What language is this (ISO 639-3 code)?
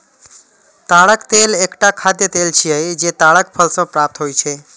mai